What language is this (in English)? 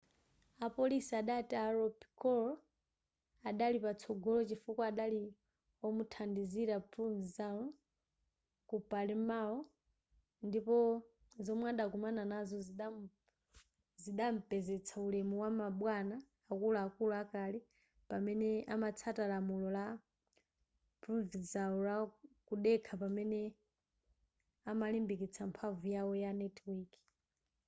Nyanja